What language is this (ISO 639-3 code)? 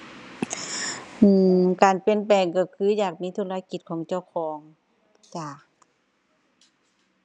tha